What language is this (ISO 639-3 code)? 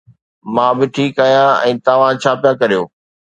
snd